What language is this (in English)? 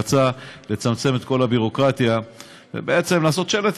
Hebrew